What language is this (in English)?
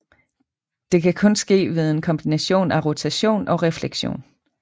Danish